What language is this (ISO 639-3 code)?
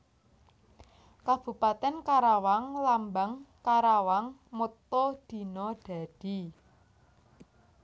jav